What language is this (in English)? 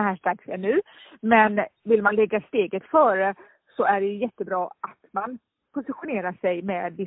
Swedish